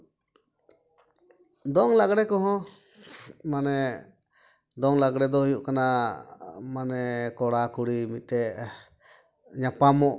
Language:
Santali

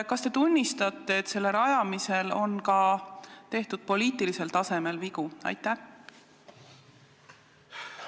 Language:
Estonian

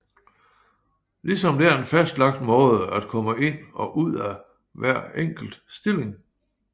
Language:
Danish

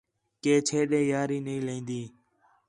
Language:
Khetrani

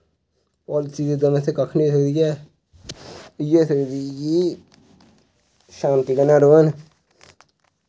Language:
Dogri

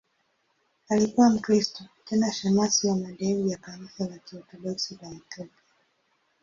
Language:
Swahili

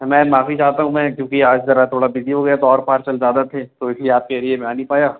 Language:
Urdu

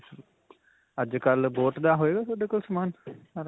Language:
Punjabi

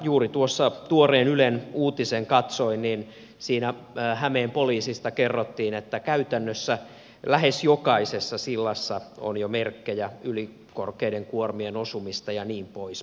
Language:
Finnish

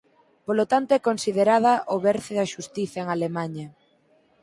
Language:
Galician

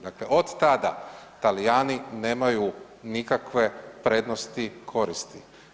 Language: Croatian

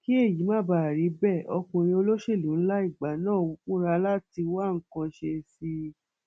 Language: Yoruba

